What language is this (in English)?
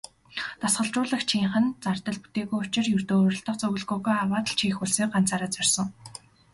Mongolian